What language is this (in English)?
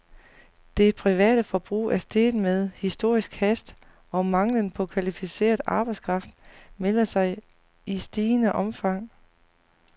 Danish